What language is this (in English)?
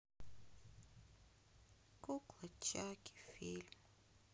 Russian